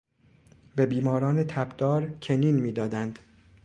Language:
Persian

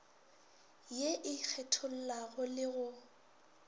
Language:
Northern Sotho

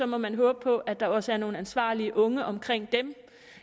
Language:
Danish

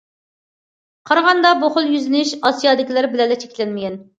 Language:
Uyghur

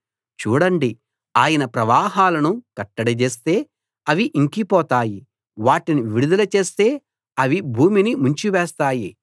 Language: Telugu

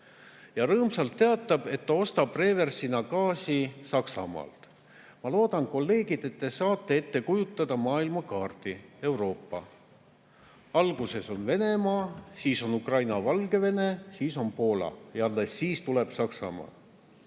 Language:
Estonian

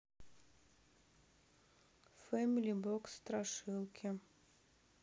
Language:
Russian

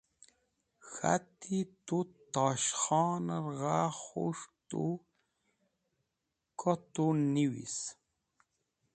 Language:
Wakhi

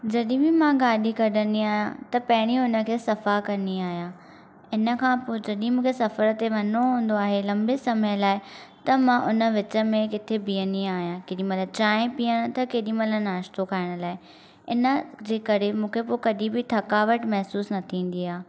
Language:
Sindhi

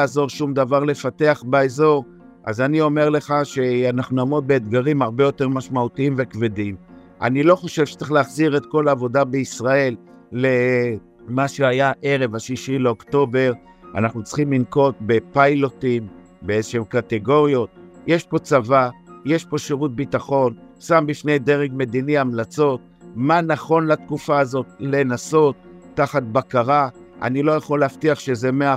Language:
Hebrew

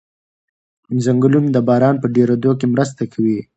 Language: Pashto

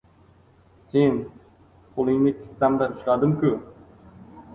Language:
Uzbek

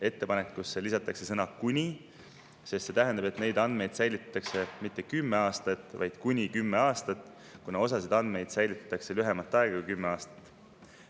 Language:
Estonian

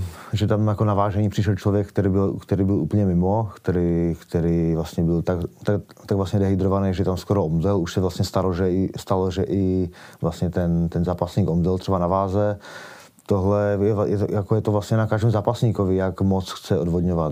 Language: Czech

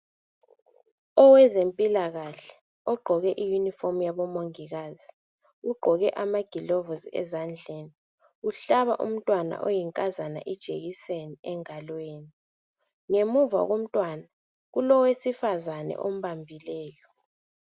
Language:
North Ndebele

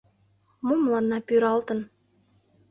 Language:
Mari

